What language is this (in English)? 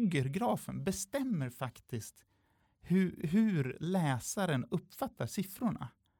Swedish